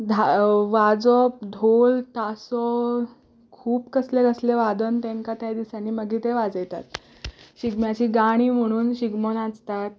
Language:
Konkani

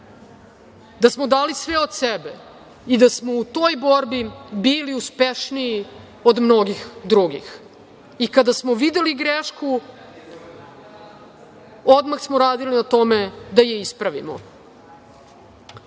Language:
Serbian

